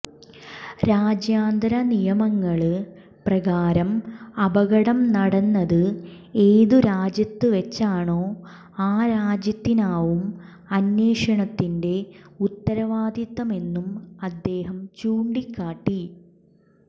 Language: Malayalam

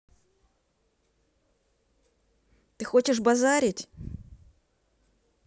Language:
Russian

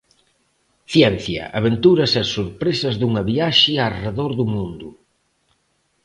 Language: Galician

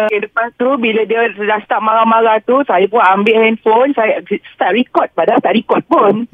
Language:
Malay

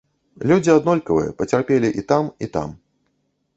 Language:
Belarusian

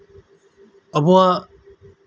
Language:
Santali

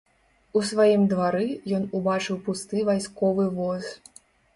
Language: Belarusian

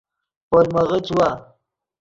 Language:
Yidgha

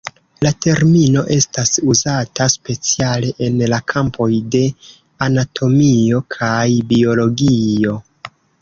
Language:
Esperanto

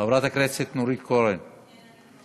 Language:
Hebrew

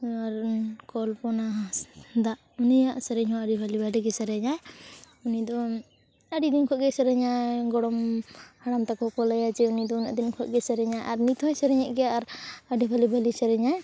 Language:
Santali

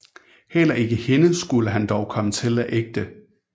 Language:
Danish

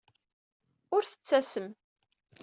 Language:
Kabyle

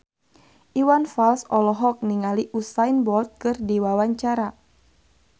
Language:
Sundanese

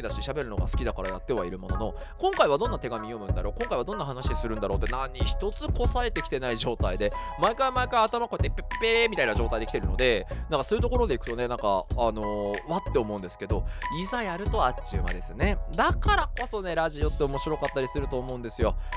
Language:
Japanese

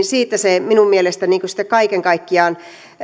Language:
Finnish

